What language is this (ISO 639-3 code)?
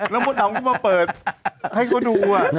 tha